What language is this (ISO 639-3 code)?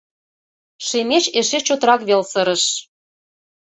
chm